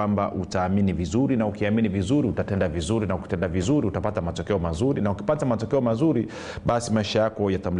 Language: Swahili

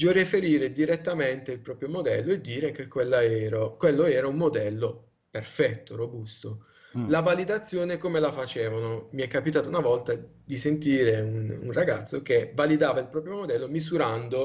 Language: Italian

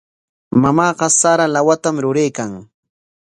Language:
Corongo Ancash Quechua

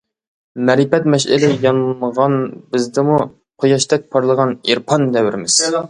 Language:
Uyghur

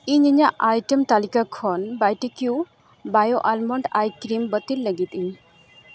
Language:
Santali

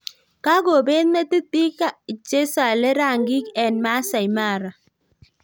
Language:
Kalenjin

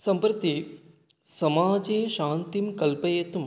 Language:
Sanskrit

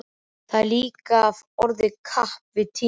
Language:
Icelandic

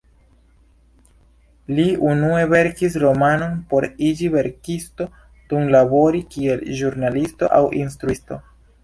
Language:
Esperanto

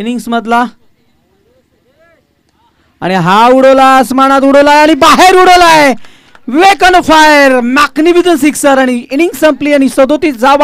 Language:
Hindi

